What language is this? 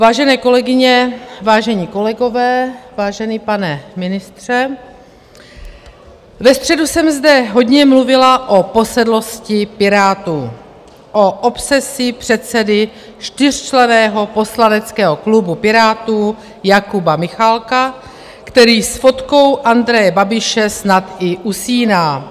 Czech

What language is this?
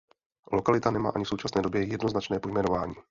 Czech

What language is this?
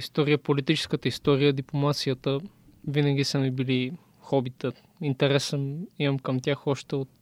Bulgarian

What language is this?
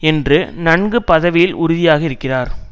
Tamil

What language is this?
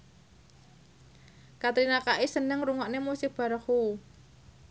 Javanese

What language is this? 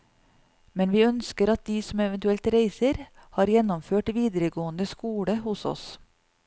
Norwegian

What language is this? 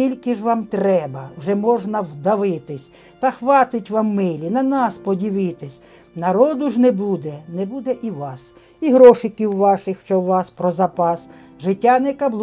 Ukrainian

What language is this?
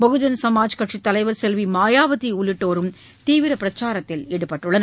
Tamil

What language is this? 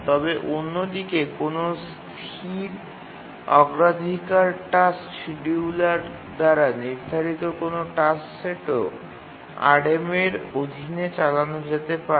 Bangla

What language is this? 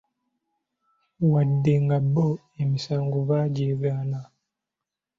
Ganda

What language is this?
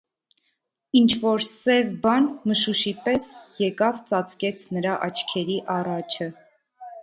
Armenian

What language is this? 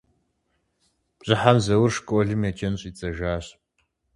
Kabardian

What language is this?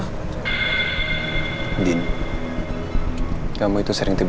Indonesian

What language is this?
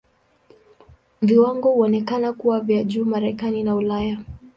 Swahili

